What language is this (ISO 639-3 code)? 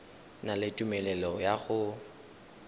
tsn